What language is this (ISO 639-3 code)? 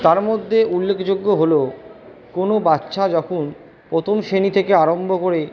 ben